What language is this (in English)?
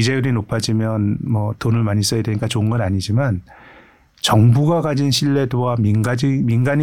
Korean